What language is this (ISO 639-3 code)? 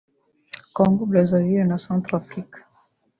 kin